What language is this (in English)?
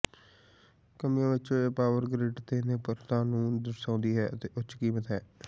Punjabi